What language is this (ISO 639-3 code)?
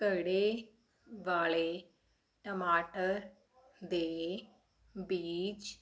pan